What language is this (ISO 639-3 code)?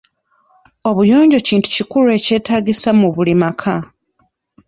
lug